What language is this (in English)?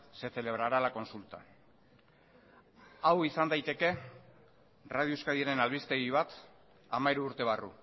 Basque